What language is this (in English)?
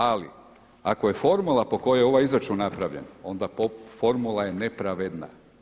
Croatian